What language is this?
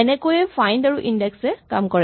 Assamese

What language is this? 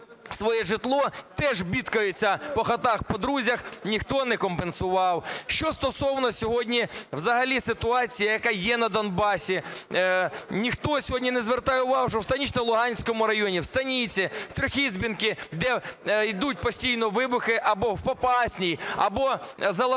Ukrainian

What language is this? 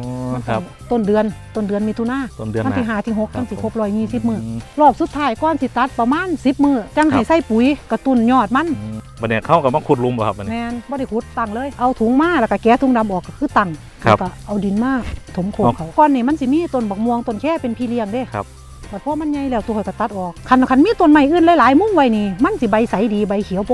Thai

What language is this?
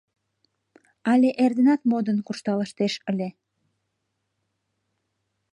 Mari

